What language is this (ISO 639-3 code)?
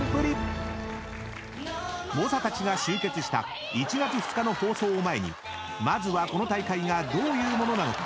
jpn